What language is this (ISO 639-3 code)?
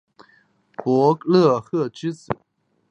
zho